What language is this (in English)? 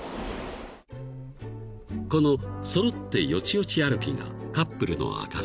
Japanese